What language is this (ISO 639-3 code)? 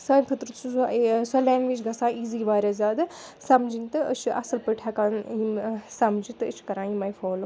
kas